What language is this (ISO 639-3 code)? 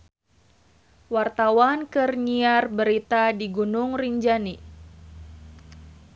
sun